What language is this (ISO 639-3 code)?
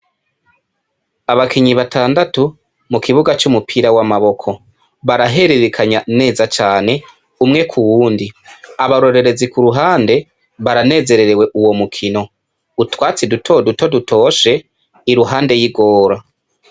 run